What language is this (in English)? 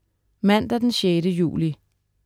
Danish